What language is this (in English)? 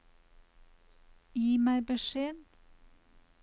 Norwegian